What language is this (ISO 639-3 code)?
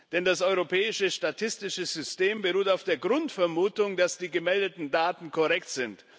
deu